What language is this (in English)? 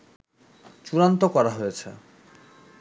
Bangla